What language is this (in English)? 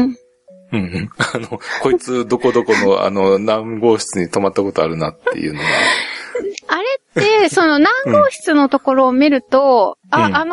Japanese